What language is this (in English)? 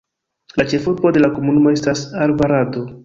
Esperanto